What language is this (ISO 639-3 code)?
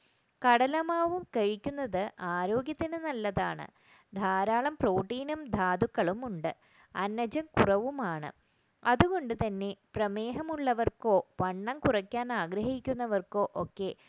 mal